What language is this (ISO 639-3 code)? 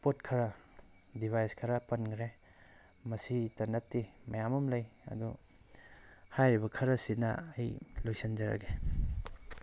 mni